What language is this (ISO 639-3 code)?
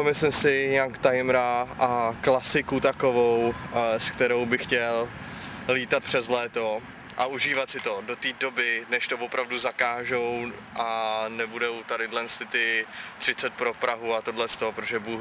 ces